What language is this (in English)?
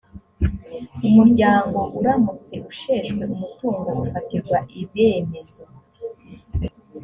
Kinyarwanda